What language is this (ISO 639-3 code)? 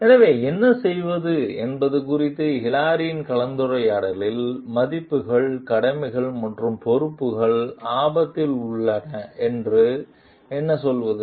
tam